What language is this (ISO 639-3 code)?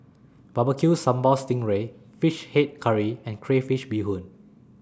eng